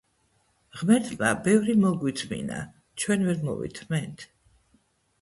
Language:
Georgian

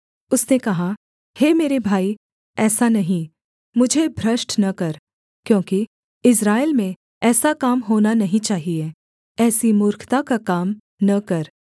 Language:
Hindi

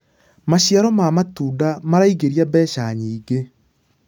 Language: Kikuyu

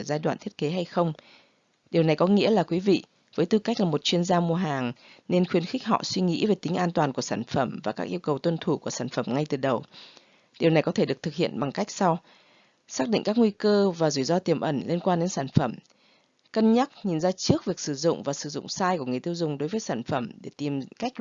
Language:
Vietnamese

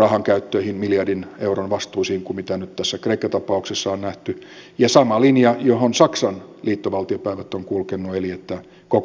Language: Finnish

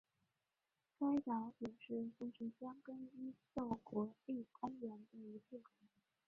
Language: Chinese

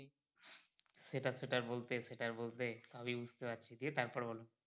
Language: Bangla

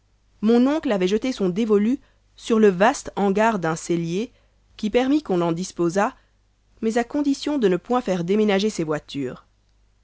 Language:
French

